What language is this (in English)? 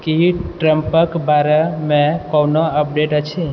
Maithili